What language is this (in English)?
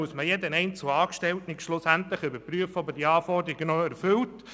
Swiss German